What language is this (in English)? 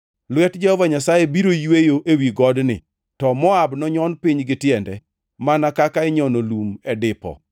Luo (Kenya and Tanzania)